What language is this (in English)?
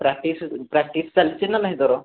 Odia